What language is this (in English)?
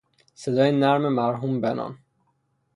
Persian